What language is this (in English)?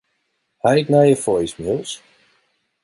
Western Frisian